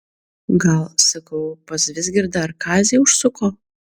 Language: Lithuanian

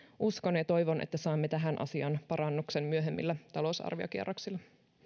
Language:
Finnish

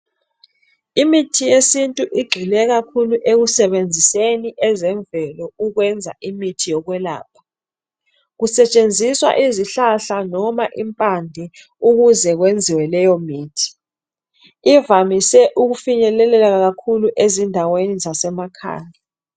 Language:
North Ndebele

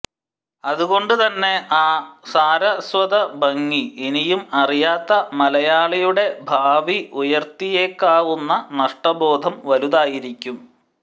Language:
Malayalam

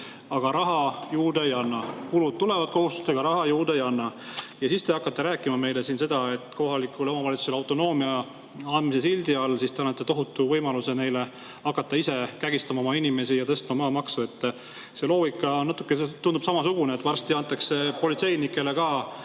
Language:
Estonian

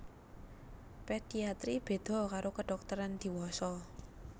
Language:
Javanese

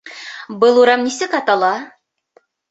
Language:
Bashkir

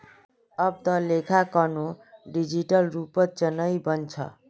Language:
Magahi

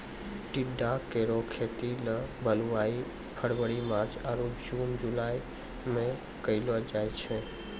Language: Maithili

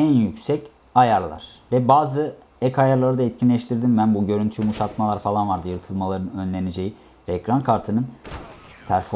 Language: Turkish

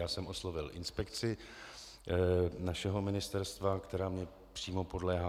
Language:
Czech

